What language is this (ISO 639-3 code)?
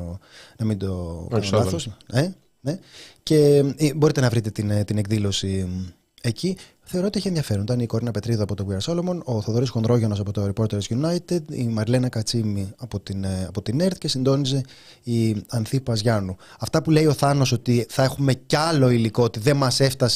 ell